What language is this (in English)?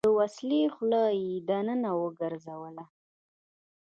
Pashto